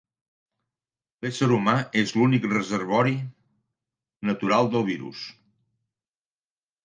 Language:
Catalan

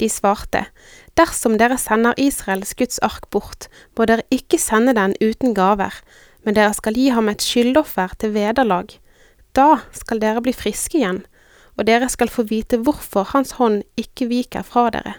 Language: Danish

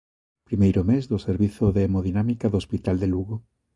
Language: Galician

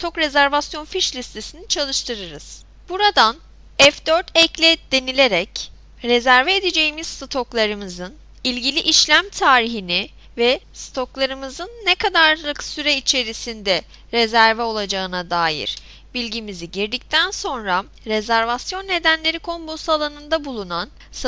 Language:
Turkish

